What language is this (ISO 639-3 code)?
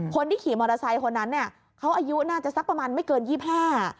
tha